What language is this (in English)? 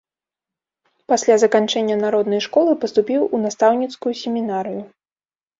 Belarusian